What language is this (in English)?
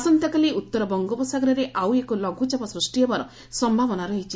Odia